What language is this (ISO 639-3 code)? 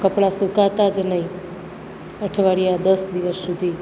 guj